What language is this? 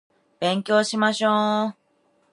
Japanese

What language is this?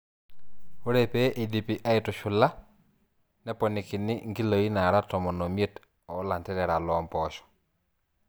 Masai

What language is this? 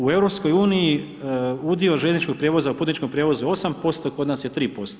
Croatian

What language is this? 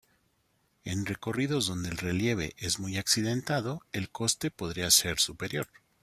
Spanish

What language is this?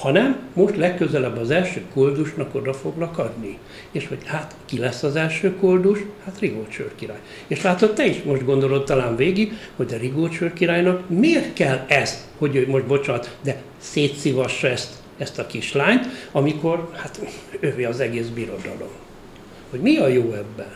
Hungarian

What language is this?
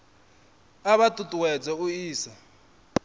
Venda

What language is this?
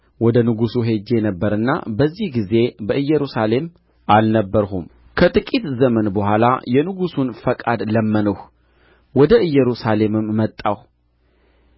Amharic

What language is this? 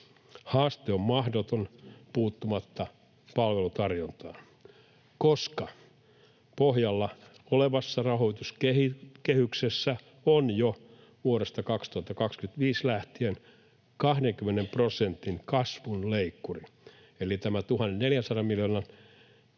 Finnish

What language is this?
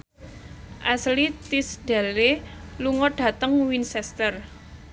Javanese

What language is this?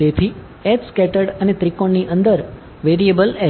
Gujarati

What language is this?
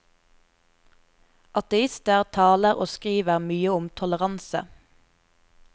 Norwegian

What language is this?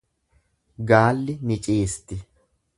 Oromo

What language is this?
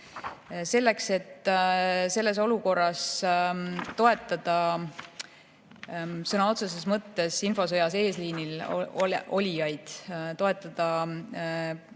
Estonian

